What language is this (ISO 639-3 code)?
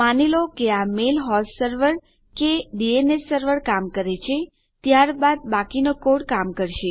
guj